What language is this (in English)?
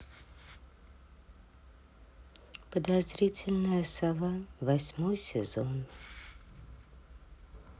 Russian